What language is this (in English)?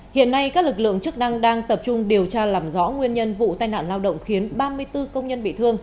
Vietnamese